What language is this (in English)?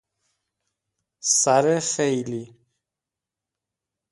Persian